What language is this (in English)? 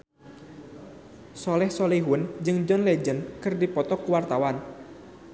Sundanese